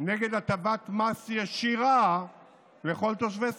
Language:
Hebrew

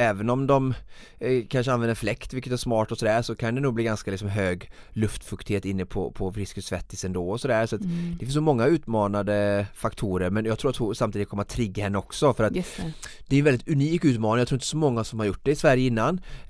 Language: Swedish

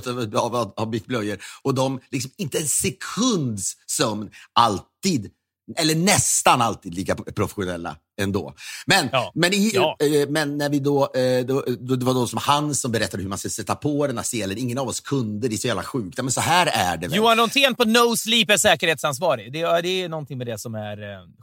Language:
Swedish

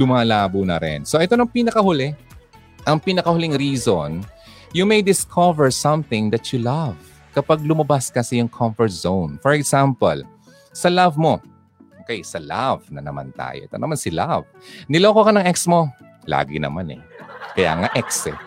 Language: Filipino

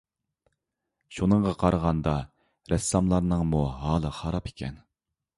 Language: Uyghur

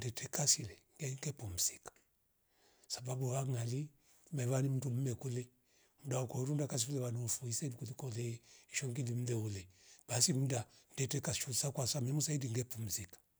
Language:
Rombo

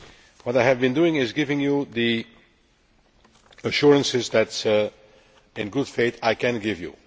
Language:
English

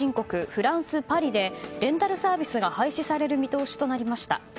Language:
Japanese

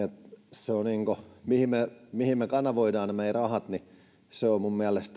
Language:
Finnish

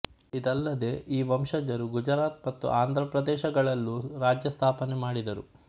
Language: Kannada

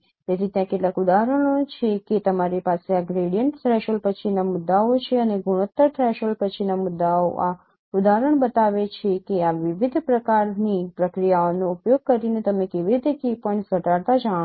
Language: Gujarati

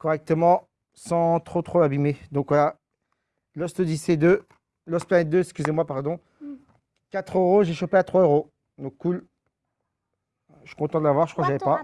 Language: French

